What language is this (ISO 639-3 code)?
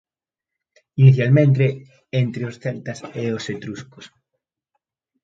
glg